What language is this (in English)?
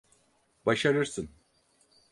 Turkish